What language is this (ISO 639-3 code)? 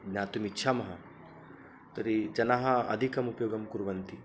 san